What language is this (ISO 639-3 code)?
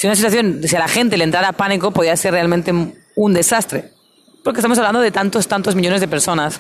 spa